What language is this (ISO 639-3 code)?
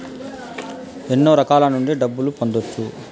tel